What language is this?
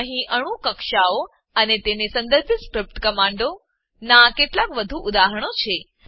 Gujarati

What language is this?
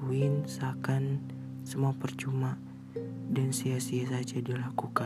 Indonesian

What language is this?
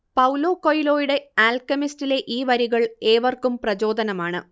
Malayalam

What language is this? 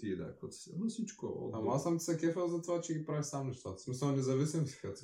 Bulgarian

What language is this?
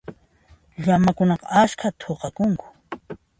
Puno Quechua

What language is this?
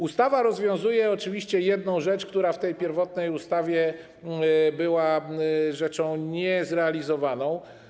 Polish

